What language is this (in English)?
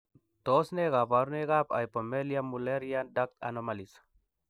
Kalenjin